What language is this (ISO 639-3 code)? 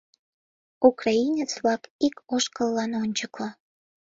chm